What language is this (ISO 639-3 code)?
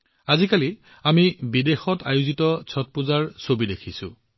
asm